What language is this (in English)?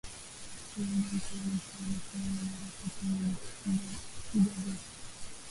Swahili